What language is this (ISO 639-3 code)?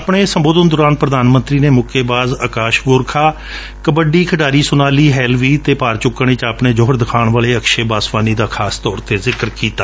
pan